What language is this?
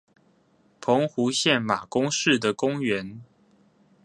Chinese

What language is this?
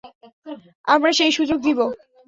Bangla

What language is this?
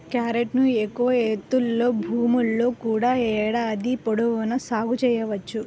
Telugu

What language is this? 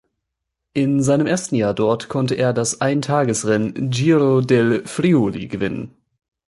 German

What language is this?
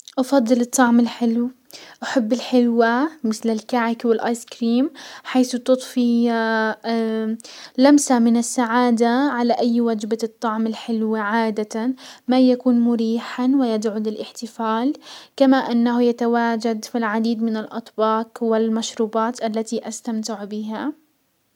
Hijazi Arabic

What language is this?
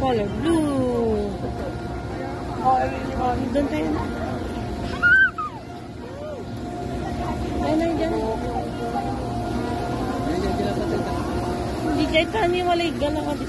Indonesian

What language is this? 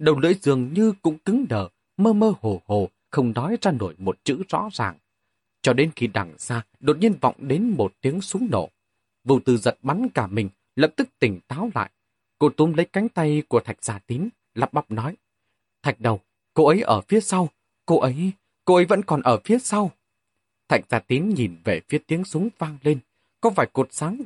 Vietnamese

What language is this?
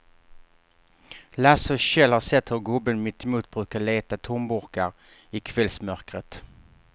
Swedish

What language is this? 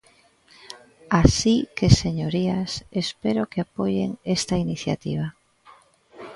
Galician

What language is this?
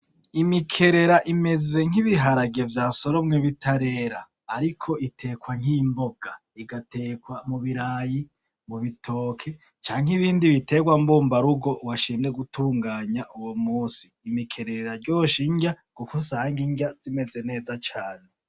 Rundi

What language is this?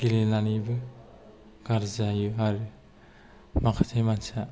Bodo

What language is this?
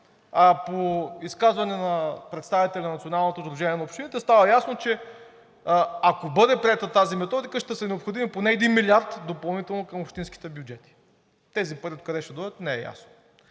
Bulgarian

